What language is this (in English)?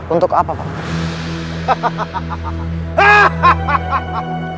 Indonesian